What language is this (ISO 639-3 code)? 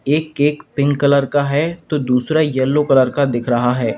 hin